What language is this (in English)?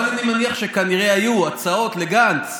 Hebrew